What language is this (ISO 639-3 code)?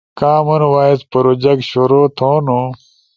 ush